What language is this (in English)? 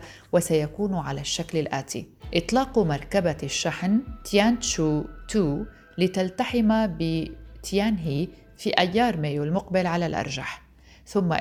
Arabic